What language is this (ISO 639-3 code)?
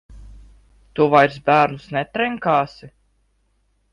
lav